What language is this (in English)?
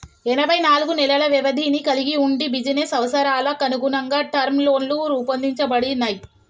Telugu